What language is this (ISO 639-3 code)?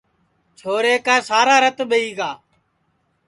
ssi